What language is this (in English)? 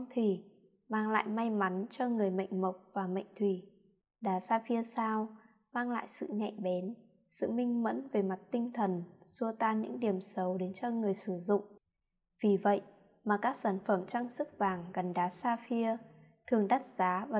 Vietnamese